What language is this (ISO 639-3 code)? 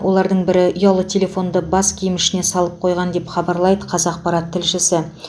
kaz